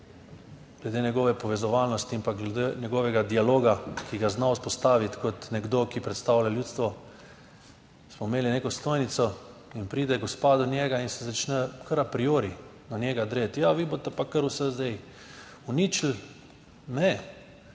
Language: Slovenian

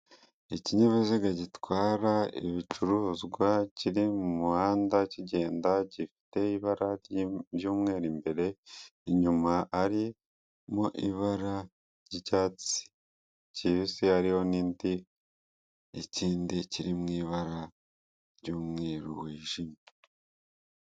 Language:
Kinyarwanda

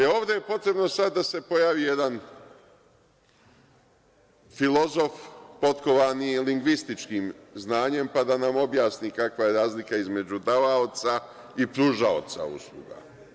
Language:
Serbian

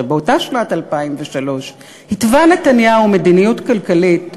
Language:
Hebrew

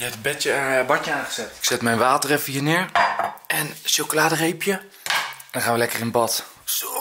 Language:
Dutch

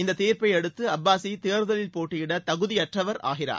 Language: Tamil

